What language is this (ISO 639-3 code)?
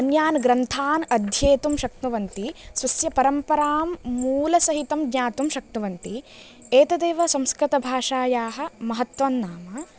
san